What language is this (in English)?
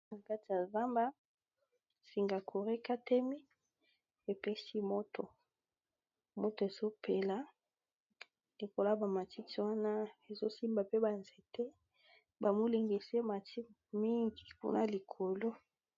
Lingala